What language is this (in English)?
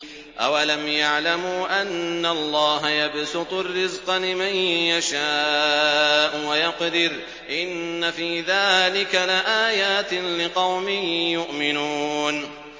Arabic